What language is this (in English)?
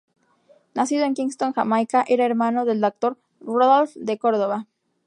Spanish